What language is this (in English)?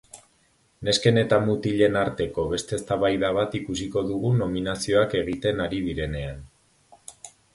Basque